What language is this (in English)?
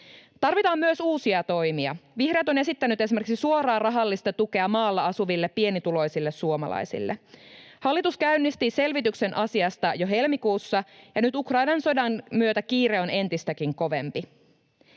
Finnish